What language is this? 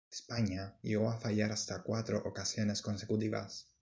Spanish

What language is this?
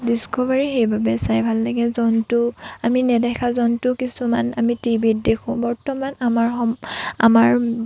Assamese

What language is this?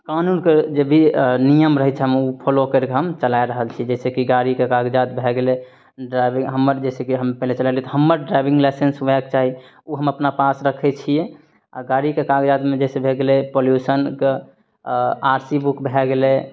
Maithili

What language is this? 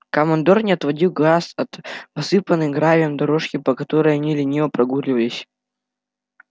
Russian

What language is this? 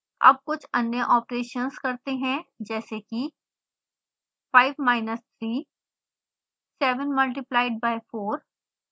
Hindi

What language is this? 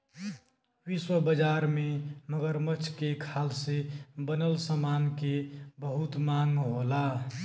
Bhojpuri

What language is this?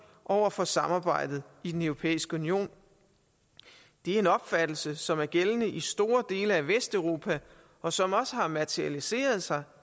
Danish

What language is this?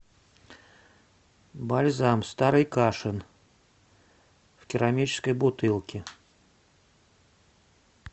Russian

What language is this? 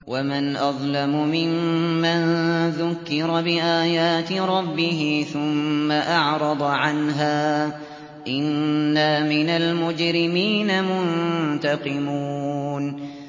Arabic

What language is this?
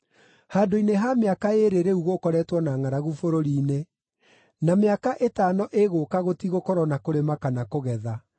Kikuyu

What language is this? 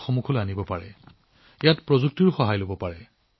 Assamese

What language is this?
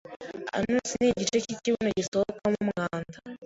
Kinyarwanda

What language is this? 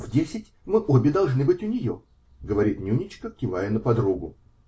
Russian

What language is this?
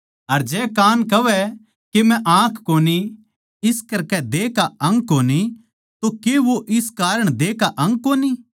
Haryanvi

